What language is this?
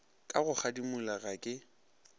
Northern Sotho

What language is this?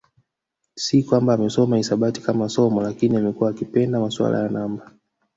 Swahili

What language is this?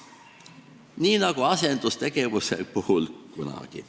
Estonian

